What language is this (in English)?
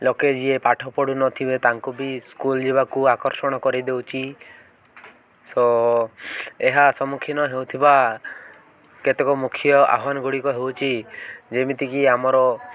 Odia